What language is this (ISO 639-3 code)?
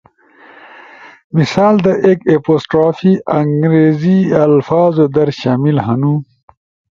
ush